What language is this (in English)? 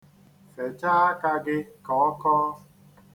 Igbo